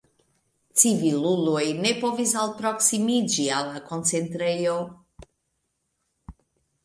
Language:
Esperanto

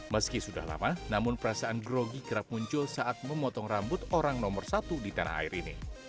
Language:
Indonesian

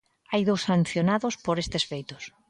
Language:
Galician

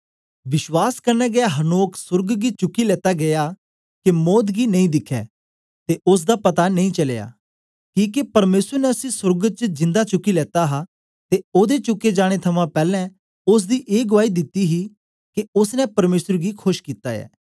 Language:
Dogri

